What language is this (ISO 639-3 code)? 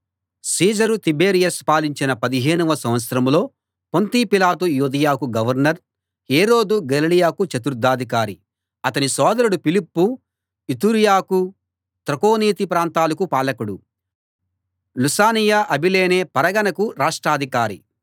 tel